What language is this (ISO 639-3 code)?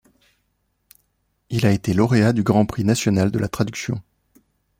fra